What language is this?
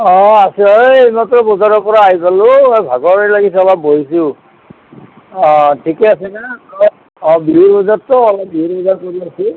Assamese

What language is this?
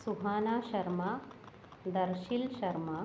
Sanskrit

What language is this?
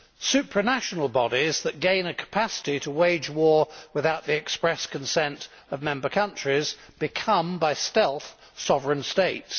English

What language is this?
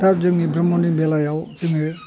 Bodo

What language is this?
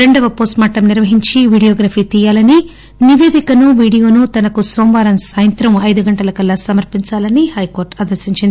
Telugu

